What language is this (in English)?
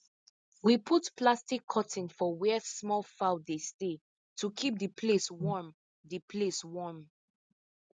Nigerian Pidgin